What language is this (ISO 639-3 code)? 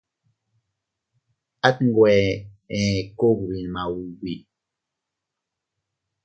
cut